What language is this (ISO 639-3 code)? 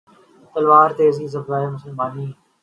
urd